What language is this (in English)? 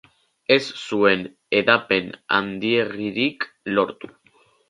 Basque